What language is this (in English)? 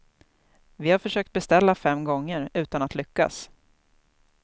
Swedish